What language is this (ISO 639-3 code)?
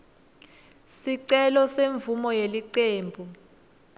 ssw